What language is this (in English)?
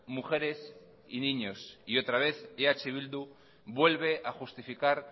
Spanish